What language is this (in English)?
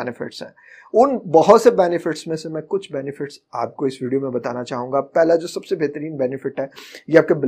Urdu